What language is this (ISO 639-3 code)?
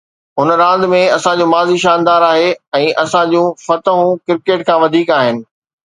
snd